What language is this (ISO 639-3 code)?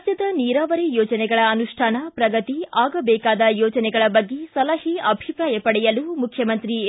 kan